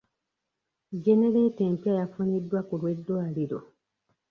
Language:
Ganda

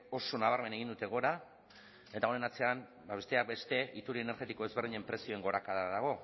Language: Basque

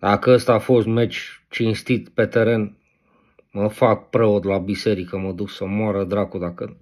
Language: Romanian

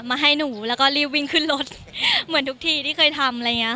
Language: Thai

